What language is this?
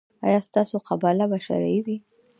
Pashto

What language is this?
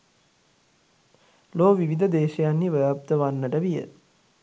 Sinhala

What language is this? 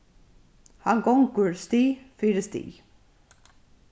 Faroese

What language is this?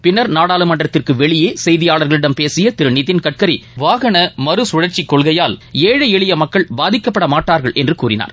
Tamil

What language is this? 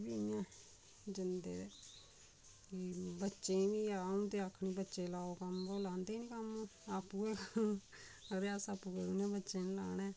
Dogri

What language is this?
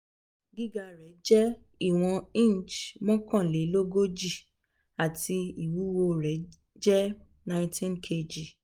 Yoruba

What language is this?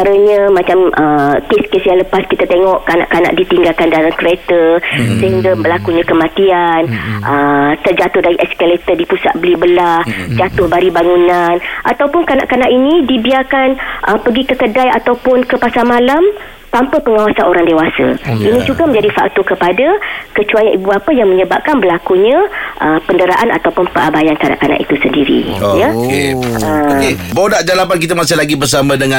Malay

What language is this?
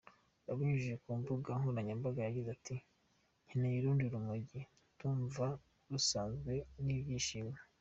Kinyarwanda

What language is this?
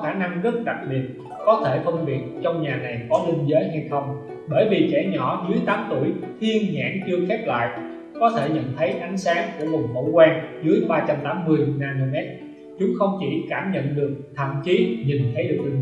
Vietnamese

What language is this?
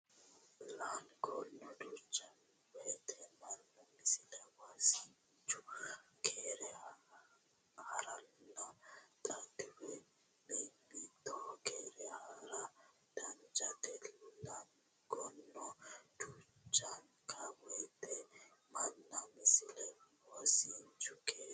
Sidamo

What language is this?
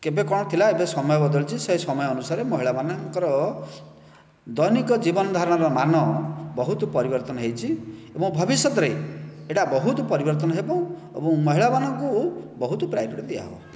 Odia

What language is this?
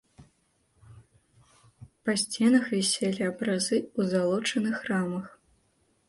Belarusian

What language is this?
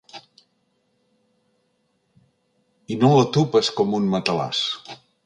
Catalan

